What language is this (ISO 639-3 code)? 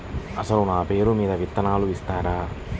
tel